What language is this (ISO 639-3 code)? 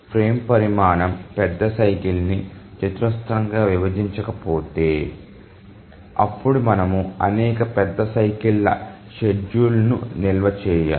tel